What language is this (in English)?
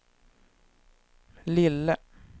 Swedish